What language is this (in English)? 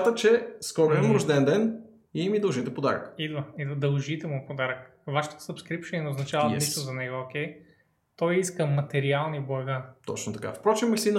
Bulgarian